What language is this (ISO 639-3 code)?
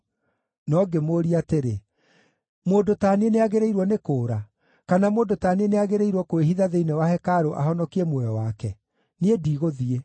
kik